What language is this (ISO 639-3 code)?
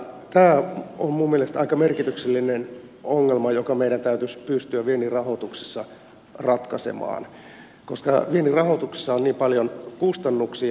fin